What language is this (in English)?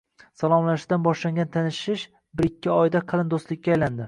Uzbek